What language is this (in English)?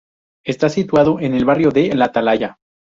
Spanish